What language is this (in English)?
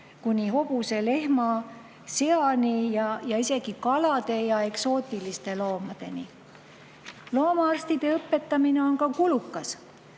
Estonian